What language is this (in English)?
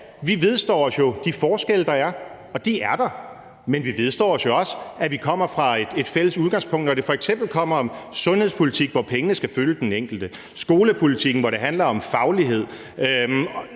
Danish